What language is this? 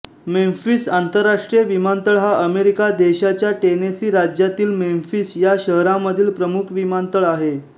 Marathi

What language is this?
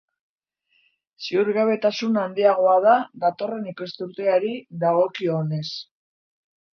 Basque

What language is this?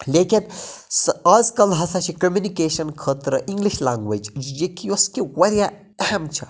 Kashmiri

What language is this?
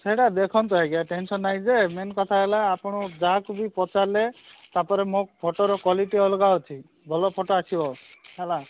Odia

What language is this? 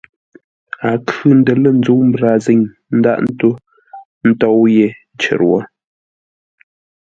Ngombale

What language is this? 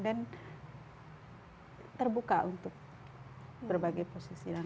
Indonesian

